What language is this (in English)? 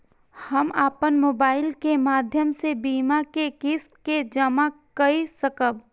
Maithili